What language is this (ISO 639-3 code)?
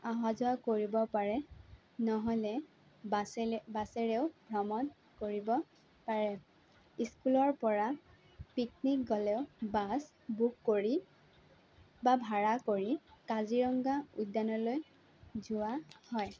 asm